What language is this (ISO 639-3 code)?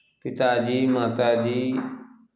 mai